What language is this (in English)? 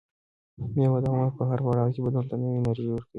Pashto